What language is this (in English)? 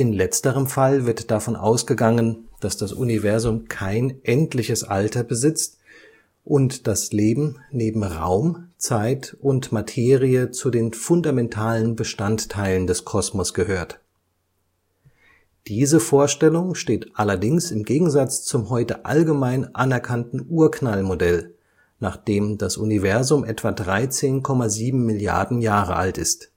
German